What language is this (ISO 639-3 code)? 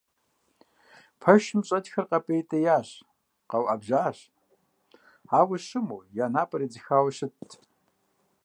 kbd